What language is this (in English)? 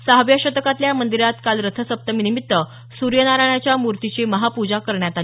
Marathi